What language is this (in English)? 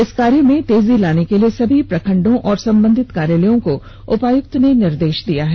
Hindi